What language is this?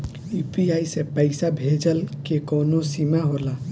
Bhojpuri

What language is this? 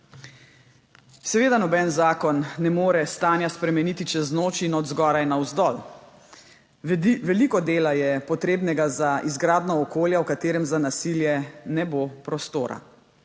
Slovenian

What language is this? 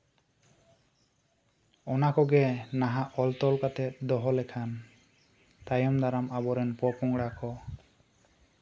Santali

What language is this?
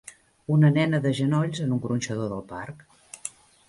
Catalan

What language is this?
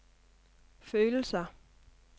Danish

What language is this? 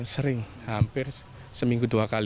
Indonesian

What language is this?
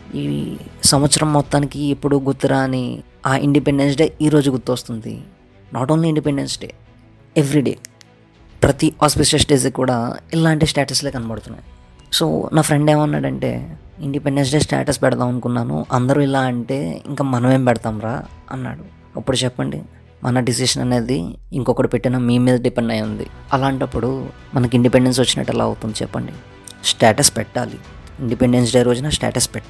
Telugu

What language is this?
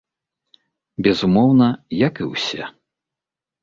Belarusian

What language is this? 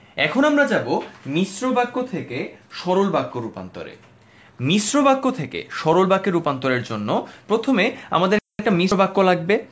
Bangla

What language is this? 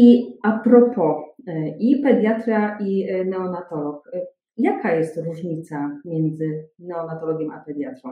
Polish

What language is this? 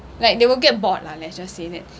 English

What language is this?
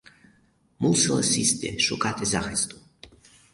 Ukrainian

